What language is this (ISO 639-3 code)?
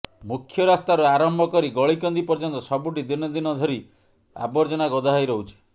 ori